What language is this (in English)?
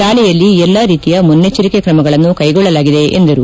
Kannada